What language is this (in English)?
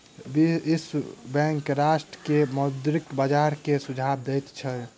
Maithili